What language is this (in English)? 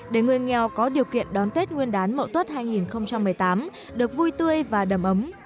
Vietnamese